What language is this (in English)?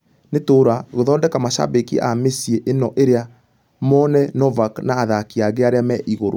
Kikuyu